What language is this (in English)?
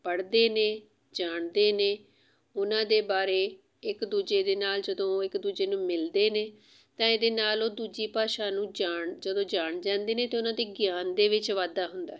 Punjabi